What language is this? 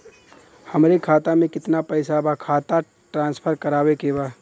Bhojpuri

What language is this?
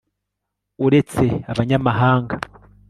Kinyarwanda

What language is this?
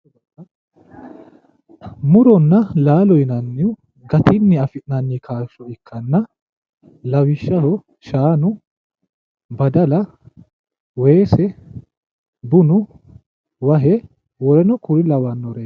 Sidamo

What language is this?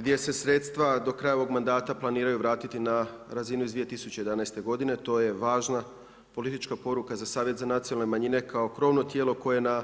Croatian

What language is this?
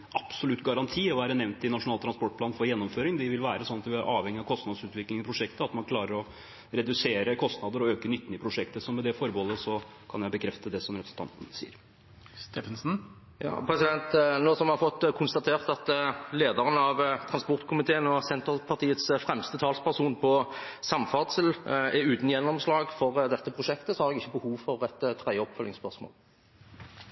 Norwegian Bokmål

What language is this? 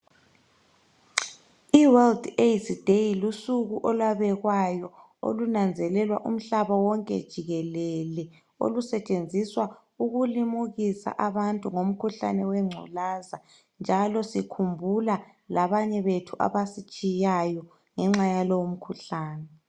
North Ndebele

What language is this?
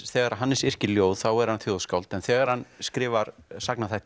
Icelandic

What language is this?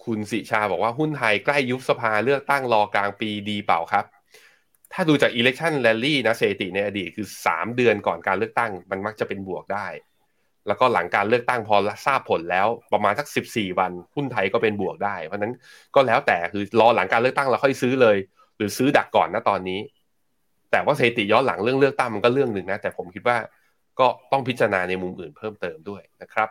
Thai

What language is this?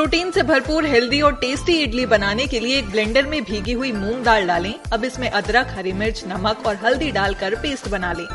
Hindi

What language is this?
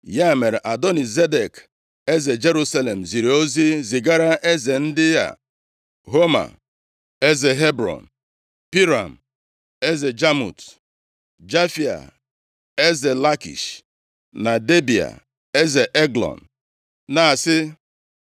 Igbo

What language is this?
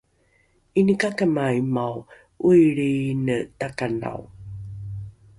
Rukai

